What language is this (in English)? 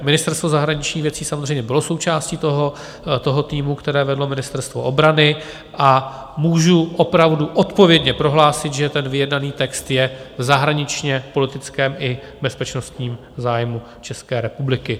Czech